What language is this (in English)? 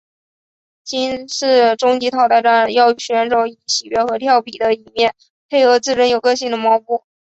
Chinese